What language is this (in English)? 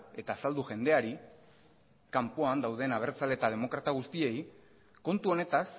Basque